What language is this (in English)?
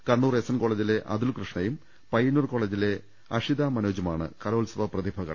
Malayalam